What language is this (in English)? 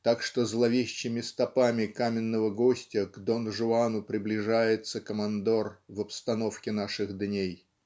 Russian